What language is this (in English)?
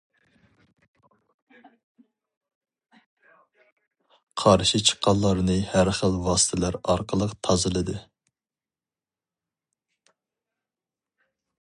Uyghur